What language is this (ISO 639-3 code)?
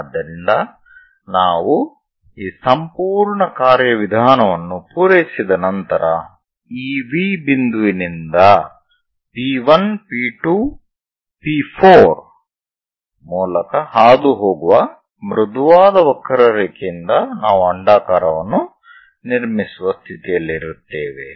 kan